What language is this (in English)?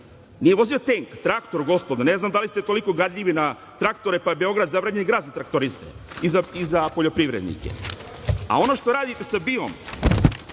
Serbian